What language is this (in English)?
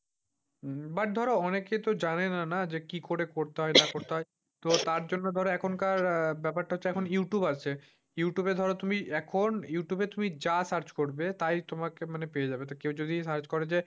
Bangla